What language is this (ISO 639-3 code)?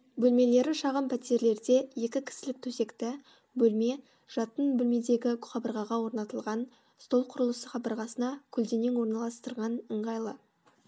kaz